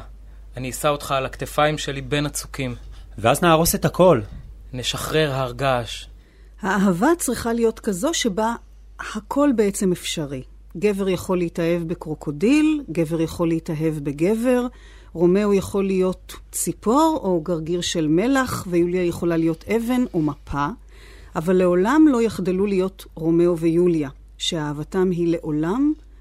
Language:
Hebrew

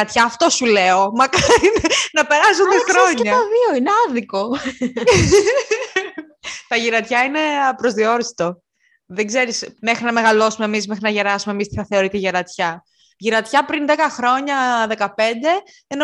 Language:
Greek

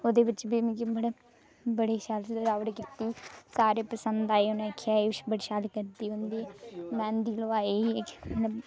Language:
Dogri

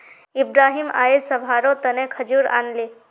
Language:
Magahi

